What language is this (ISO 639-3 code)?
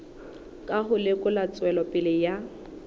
sot